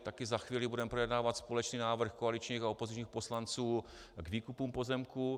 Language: Czech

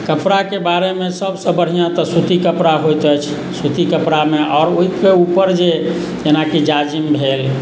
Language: Maithili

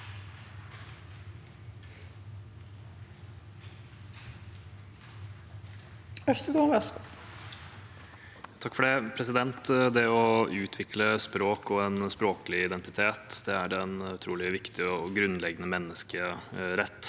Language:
Norwegian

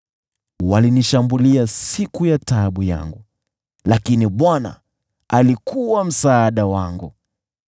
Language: Swahili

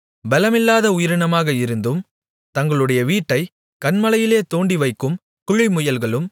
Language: Tamil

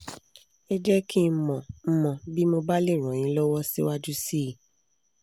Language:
Yoruba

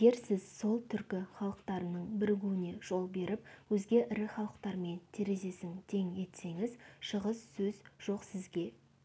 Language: Kazakh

